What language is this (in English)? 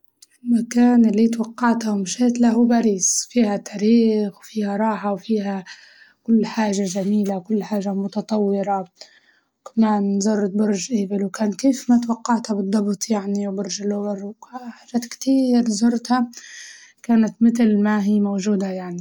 Libyan Arabic